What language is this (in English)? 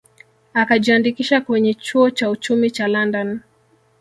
Swahili